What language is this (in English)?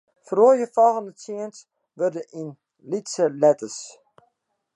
Western Frisian